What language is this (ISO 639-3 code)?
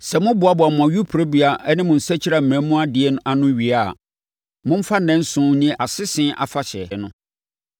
aka